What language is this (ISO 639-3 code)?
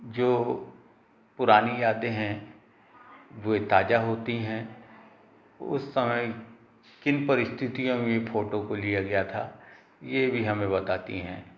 hin